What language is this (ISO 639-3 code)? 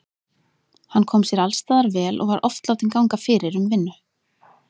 isl